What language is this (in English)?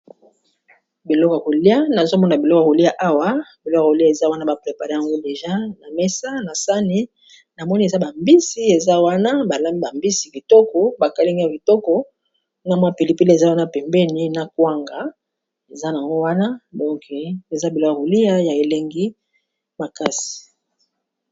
Lingala